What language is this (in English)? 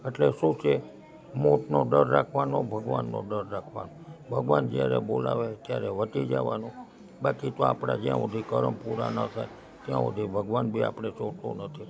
Gujarati